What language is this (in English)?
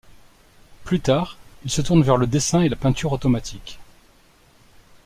French